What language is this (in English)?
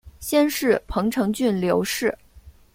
Chinese